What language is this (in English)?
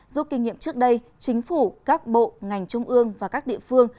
Vietnamese